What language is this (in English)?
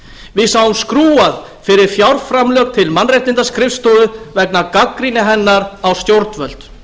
Icelandic